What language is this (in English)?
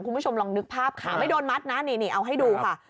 Thai